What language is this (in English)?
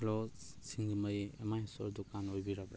Manipuri